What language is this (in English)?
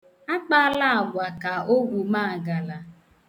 Igbo